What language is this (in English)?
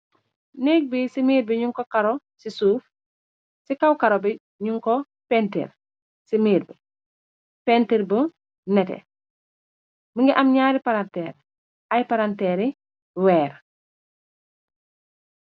Wolof